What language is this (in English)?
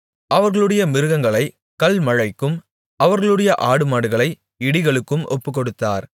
Tamil